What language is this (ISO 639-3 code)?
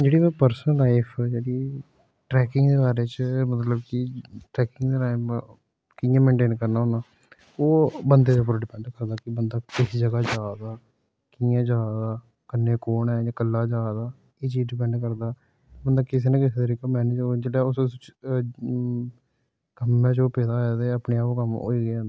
doi